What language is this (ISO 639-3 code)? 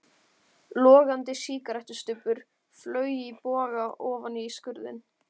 isl